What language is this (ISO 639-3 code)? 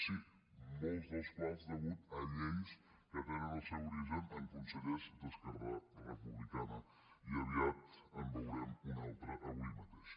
cat